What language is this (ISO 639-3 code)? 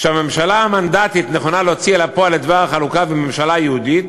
heb